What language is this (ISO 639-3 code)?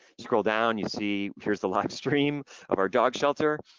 eng